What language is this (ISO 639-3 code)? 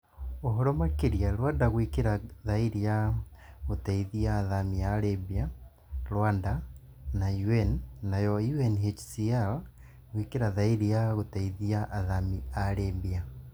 kik